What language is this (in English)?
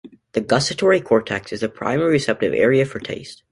English